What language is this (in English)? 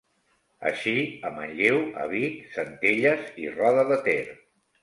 Catalan